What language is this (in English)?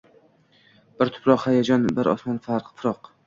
Uzbek